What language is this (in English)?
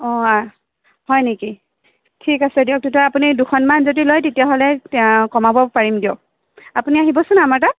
Assamese